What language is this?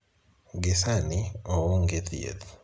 Luo (Kenya and Tanzania)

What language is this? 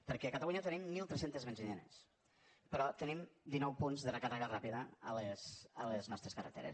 Catalan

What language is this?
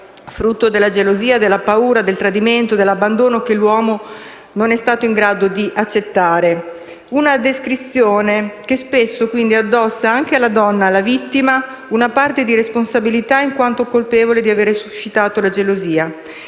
Italian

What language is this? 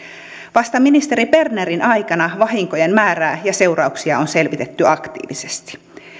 Finnish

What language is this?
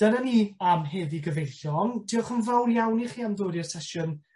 Welsh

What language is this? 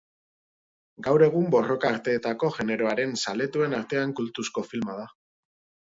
Basque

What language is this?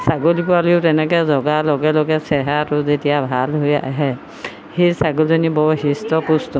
Assamese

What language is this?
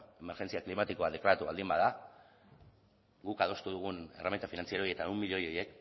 Basque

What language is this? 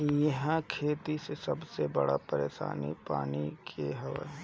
Bhojpuri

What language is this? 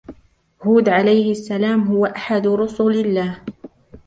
Arabic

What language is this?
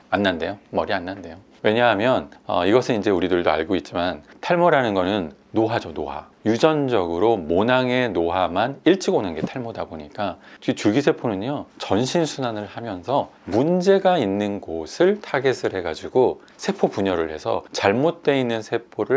Korean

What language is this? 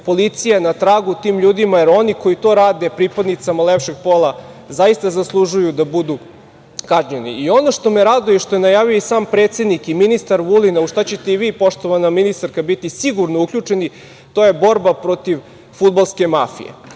Serbian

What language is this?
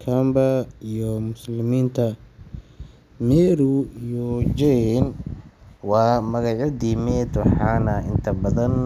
Somali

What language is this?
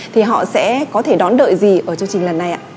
Vietnamese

